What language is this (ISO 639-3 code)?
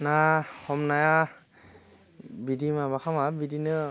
brx